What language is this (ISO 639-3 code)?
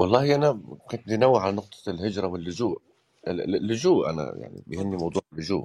ara